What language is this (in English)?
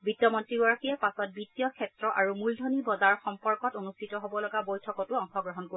Assamese